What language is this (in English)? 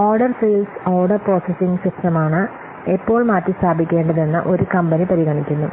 Malayalam